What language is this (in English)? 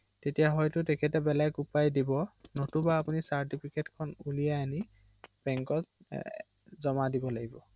Assamese